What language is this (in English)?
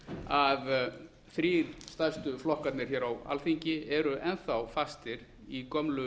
Icelandic